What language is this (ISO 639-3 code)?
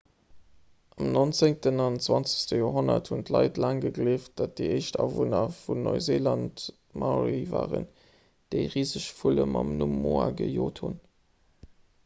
ltz